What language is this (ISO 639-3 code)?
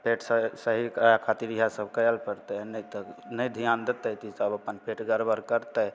mai